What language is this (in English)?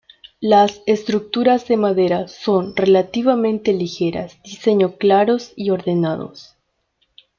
Spanish